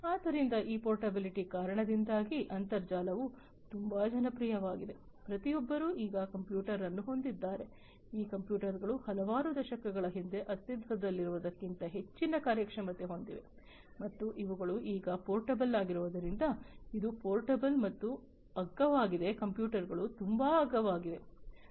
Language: Kannada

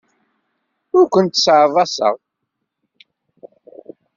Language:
Kabyle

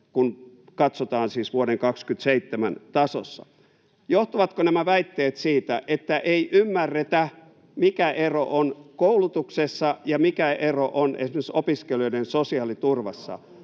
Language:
Finnish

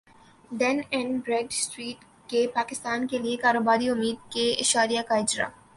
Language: Urdu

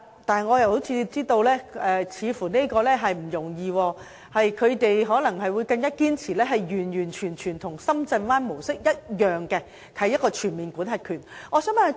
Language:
Cantonese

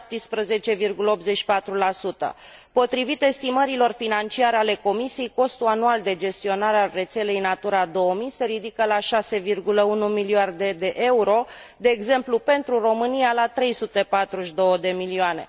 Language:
Romanian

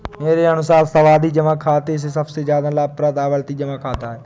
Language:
Hindi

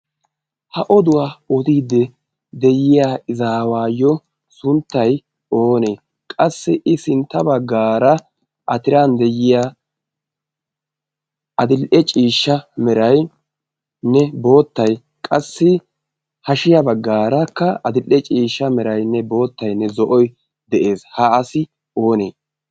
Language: Wolaytta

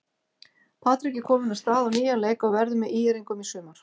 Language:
Icelandic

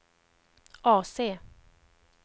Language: Swedish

